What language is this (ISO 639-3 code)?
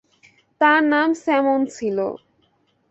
ben